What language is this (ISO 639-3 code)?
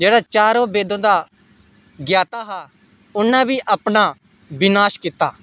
doi